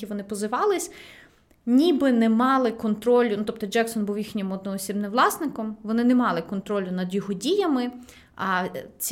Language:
Ukrainian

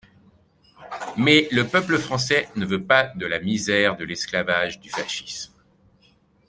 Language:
French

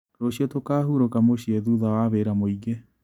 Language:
Kikuyu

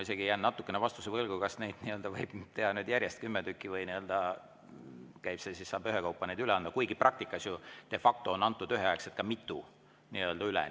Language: Estonian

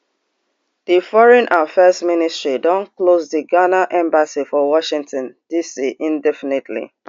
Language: Nigerian Pidgin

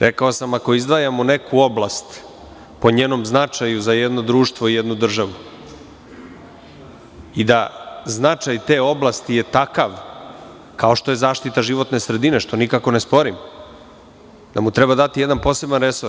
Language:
Serbian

